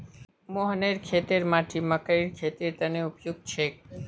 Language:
Magahi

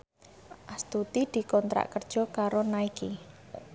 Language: Javanese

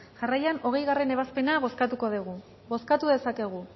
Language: Basque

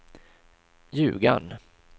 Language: Swedish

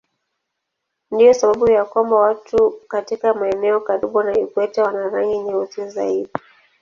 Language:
Swahili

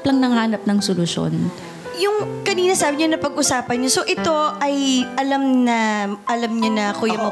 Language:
Filipino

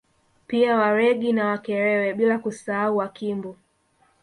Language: Swahili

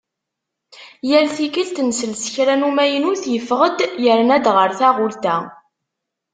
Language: Kabyle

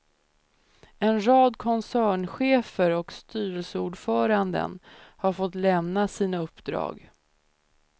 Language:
Swedish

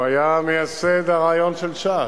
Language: Hebrew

